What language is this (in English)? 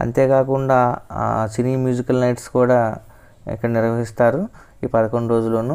Indonesian